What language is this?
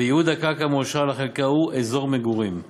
Hebrew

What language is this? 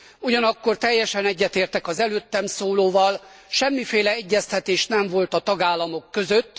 Hungarian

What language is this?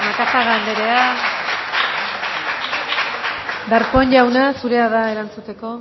Basque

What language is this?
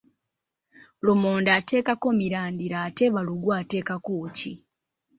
Ganda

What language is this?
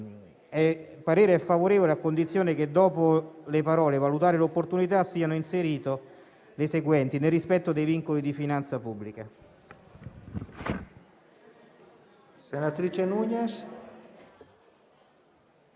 Italian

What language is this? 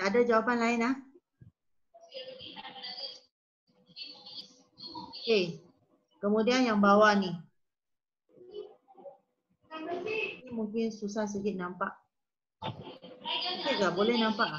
Malay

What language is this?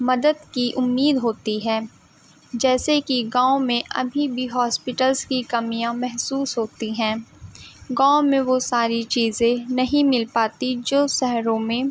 Urdu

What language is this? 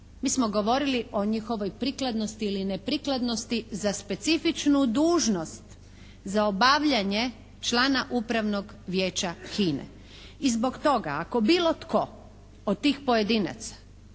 Croatian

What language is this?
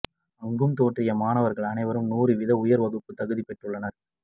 Tamil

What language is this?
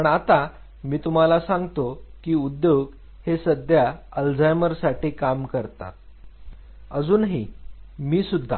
Marathi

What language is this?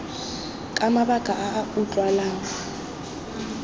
Tswana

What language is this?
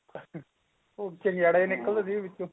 Punjabi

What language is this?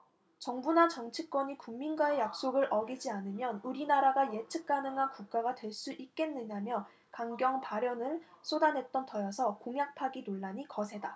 Korean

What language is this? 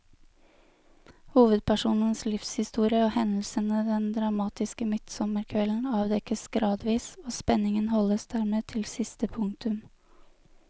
Norwegian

